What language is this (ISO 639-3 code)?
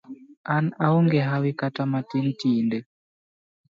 luo